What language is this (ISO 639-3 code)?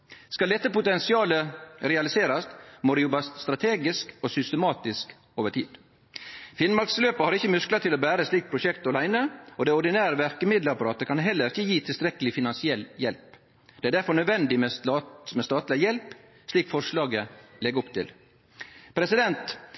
nno